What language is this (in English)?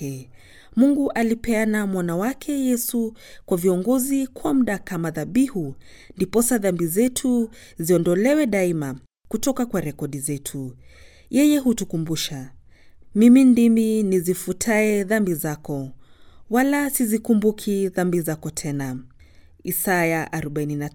Swahili